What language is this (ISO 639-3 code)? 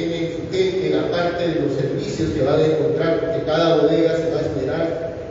spa